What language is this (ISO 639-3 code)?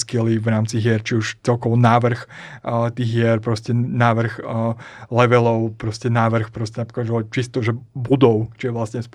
slk